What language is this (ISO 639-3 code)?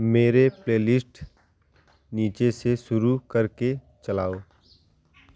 hin